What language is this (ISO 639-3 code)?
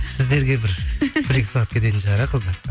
kaz